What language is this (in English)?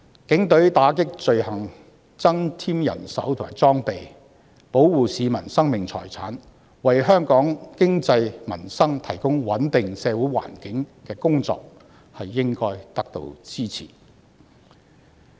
Cantonese